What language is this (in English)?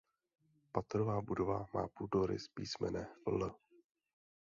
Czech